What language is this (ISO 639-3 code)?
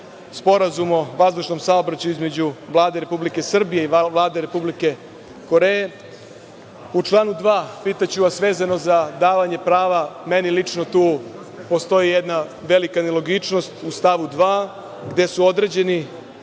srp